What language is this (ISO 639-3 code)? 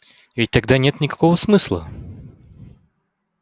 rus